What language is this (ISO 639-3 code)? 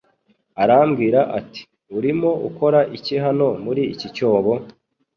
kin